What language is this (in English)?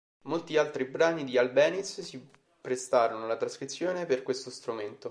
Italian